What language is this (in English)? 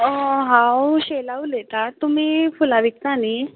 Konkani